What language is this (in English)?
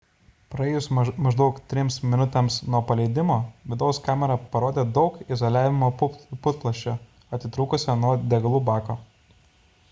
Lithuanian